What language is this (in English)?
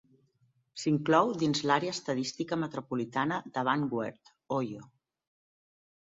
Catalan